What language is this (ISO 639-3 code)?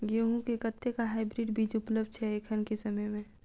mai